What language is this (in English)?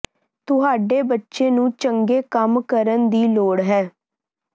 Punjabi